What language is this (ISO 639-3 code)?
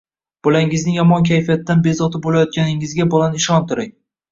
uzb